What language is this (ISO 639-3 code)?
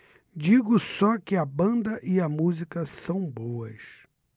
por